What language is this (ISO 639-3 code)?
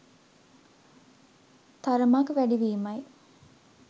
sin